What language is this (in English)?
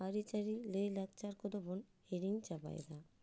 Santali